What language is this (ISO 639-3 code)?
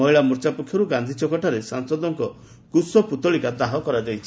ori